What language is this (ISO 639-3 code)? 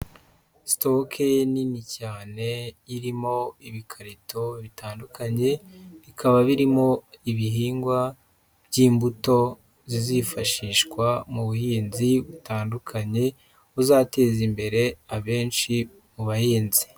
kin